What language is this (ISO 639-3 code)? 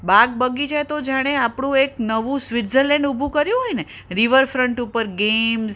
guj